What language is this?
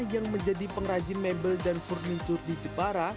Indonesian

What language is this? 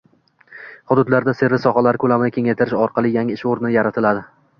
Uzbek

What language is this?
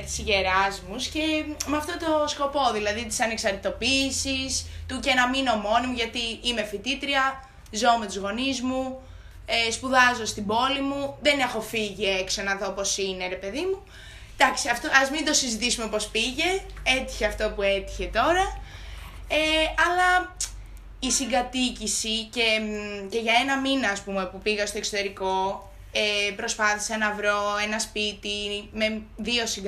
Greek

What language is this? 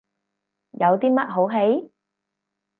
Cantonese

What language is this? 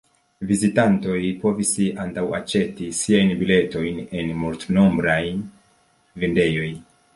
Esperanto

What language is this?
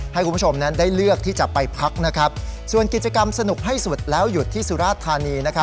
Thai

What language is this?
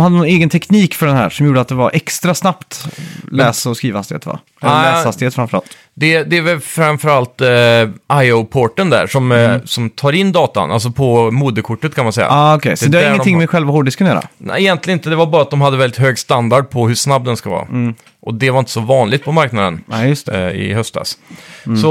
Swedish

